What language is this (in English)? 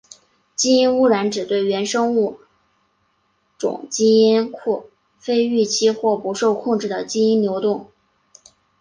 Chinese